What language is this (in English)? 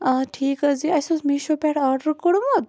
Kashmiri